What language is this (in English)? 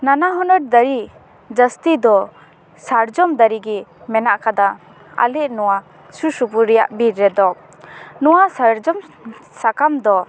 Santali